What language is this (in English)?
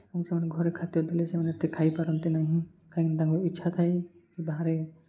Odia